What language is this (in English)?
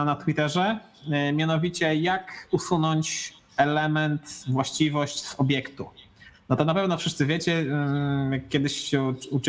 Polish